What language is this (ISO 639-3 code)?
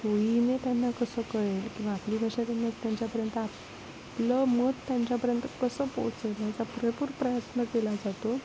mar